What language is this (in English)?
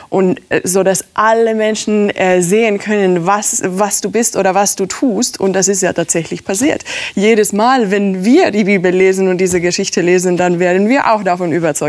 German